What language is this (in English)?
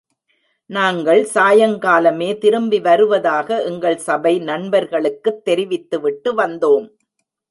Tamil